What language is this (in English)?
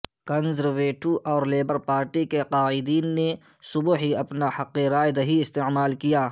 Urdu